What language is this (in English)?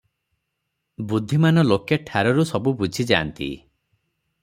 Odia